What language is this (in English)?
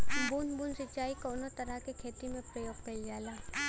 Bhojpuri